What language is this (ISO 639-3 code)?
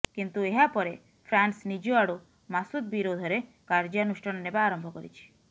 ori